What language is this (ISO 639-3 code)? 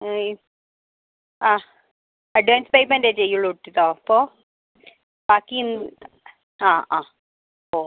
mal